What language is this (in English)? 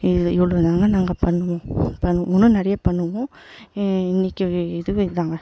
Tamil